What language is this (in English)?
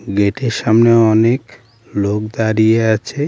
Bangla